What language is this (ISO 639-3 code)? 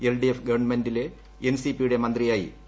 mal